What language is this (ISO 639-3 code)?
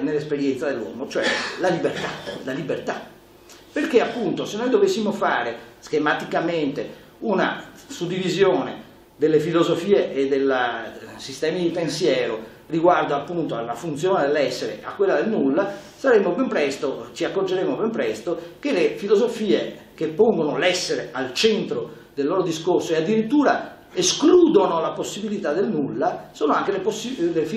ita